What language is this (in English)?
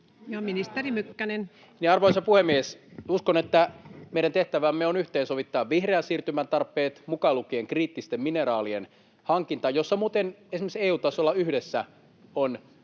Finnish